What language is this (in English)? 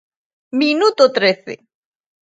Galician